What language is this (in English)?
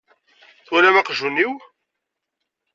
Kabyle